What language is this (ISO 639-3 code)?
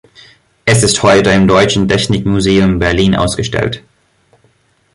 deu